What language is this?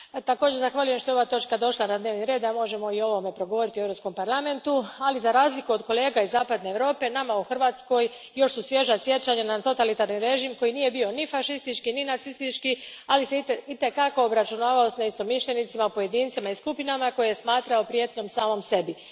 Croatian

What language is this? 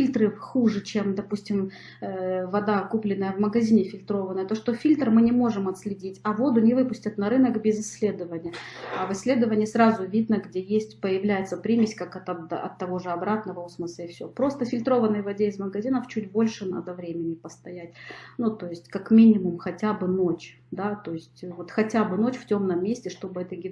Russian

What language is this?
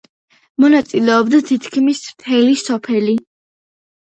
Georgian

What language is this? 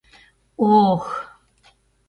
Mari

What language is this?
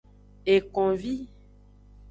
Aja (Benin)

